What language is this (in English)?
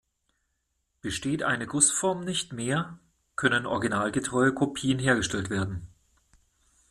German